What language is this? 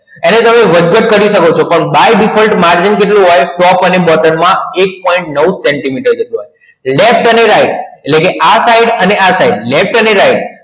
Gujarati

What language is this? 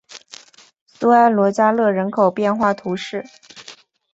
Chinese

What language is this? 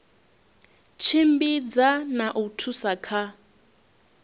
Venda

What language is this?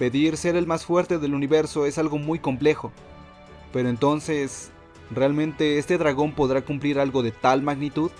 Spanish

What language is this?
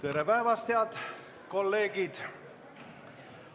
Estonian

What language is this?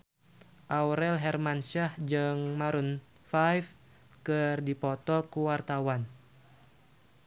Sundanese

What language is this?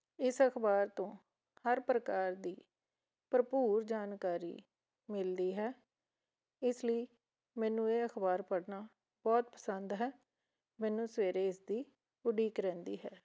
Punjabi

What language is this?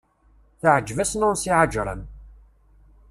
Kabyle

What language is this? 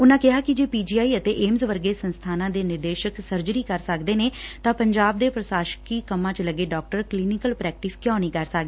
Punjabi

